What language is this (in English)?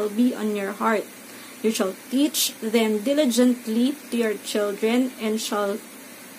Filipino